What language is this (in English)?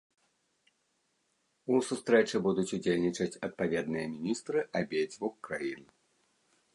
Belarusian